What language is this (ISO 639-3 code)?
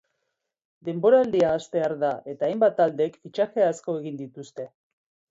eus